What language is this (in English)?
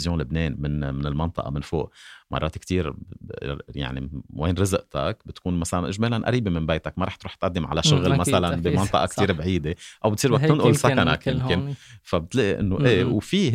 Arabic